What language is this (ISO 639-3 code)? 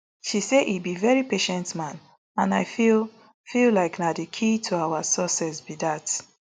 pcm